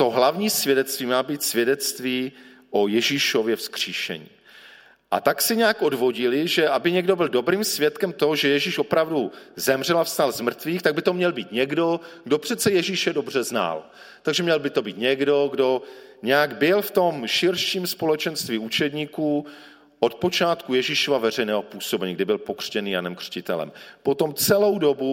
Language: Czech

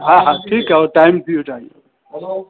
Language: Sindhi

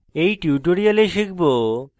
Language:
Bangla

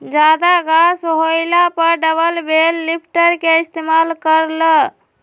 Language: Magahi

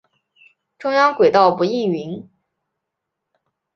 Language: Chinese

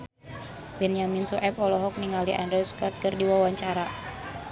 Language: Sundanese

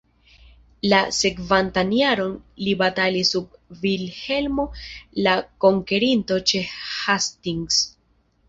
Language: Esperanto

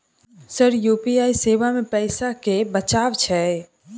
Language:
Maithili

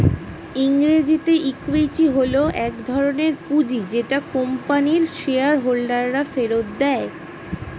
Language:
Bangla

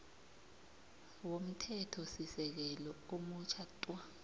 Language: South Ndebele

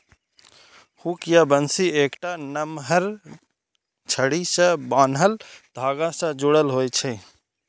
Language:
Maithili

